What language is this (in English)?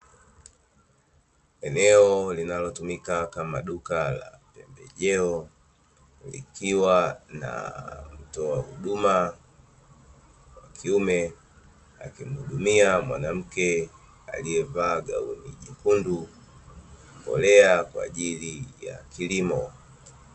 Swahili